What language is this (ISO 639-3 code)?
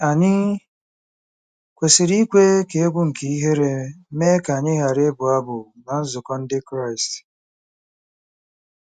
ibo